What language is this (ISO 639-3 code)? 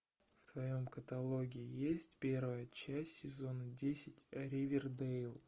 rus